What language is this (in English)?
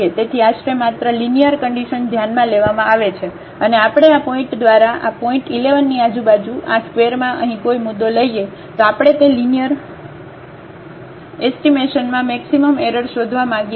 Gujarati